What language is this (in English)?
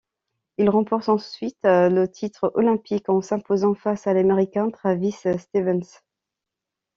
French